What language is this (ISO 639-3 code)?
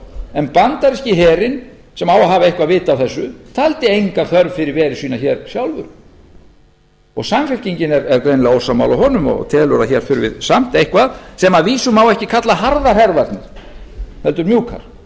isl